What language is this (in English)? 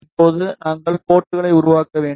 Tamil